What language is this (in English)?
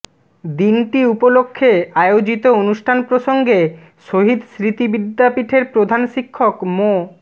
Bangla